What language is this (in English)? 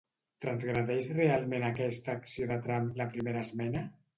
Catalan